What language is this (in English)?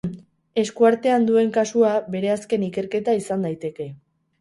Basque